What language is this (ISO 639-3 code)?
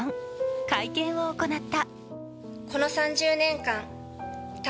jpn